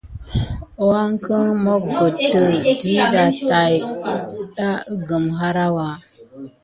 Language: Gidar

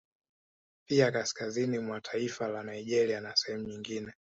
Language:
Swahili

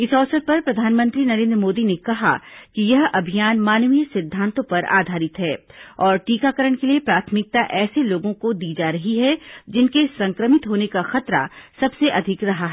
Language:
Hindi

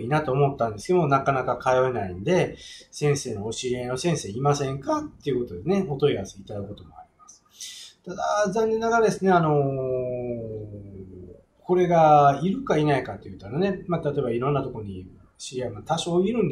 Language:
Japanese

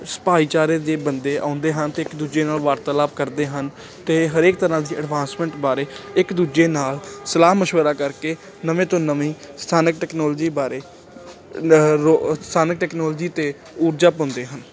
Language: Punjabi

